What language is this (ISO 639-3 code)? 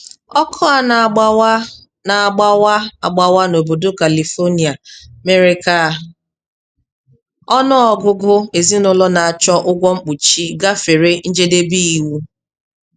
ibo